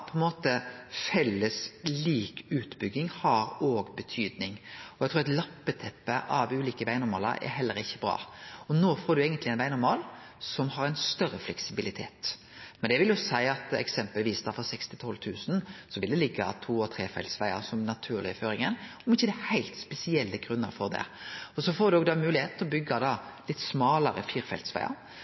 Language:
Norwegian Nynorsk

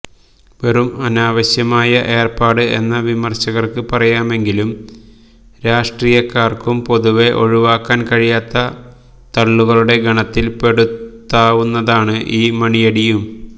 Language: Malayalam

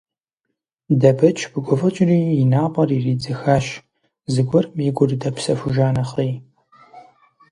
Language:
Kabardian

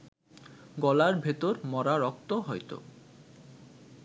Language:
Bangla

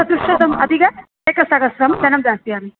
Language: Sanskrit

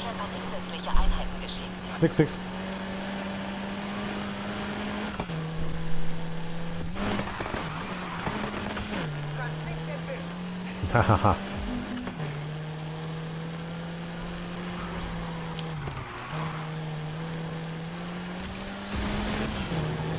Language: German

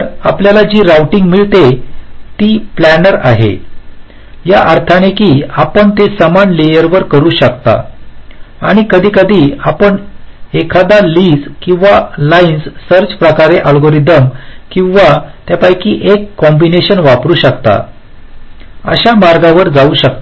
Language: Marathi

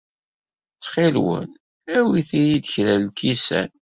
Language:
Kabyle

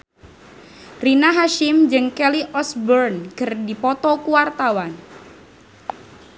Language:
Sundanese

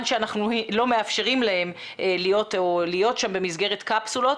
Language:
Hebrew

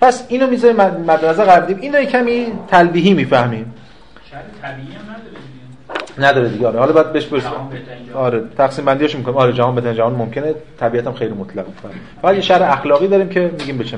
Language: Persian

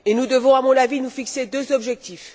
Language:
French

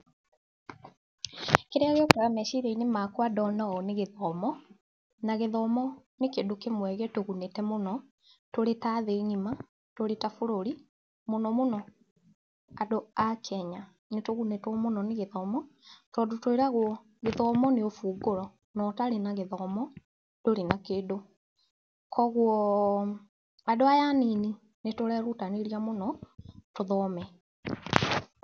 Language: Kikuyu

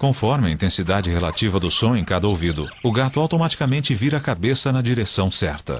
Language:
Portuguese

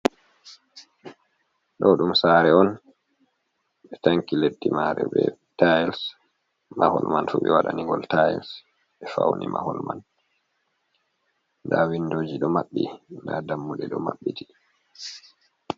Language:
Fula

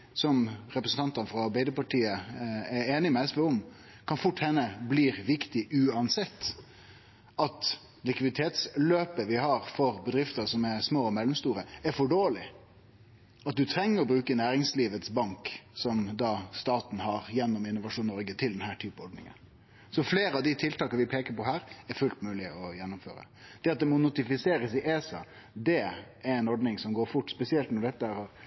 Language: Norwegian Nynorsk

